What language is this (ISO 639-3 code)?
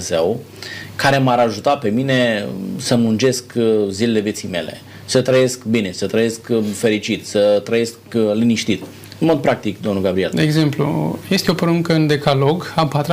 ron